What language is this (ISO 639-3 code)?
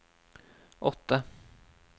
nor